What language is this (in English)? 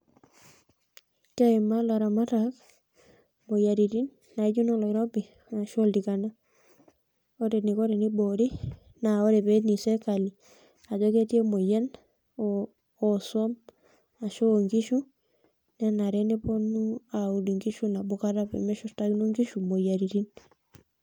Masai